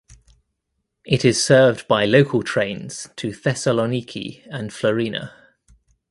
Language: English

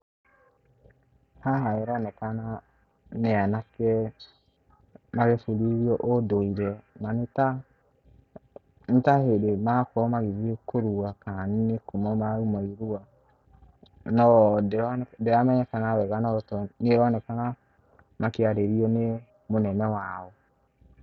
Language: Kikuyu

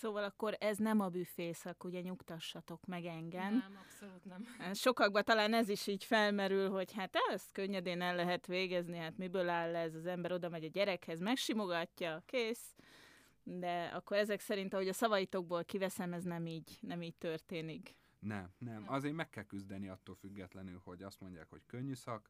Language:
Hungarian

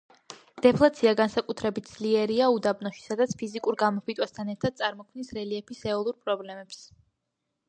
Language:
Georgian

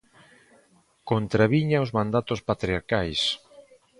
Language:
Galician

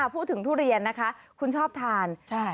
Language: Thai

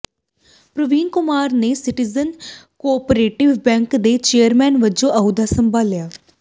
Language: Punjabi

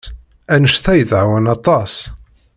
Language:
Kabyle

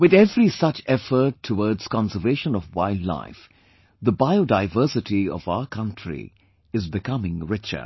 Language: English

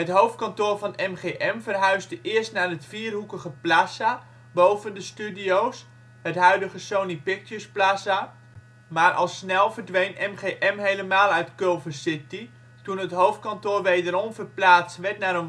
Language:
Dutch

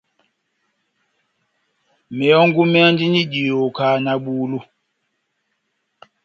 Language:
Batanga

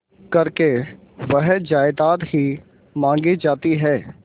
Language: Hindi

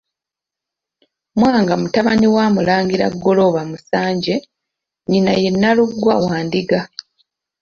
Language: Ganda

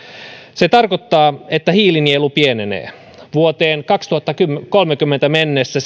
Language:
Finnish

